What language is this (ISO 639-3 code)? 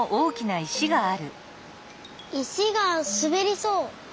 jpn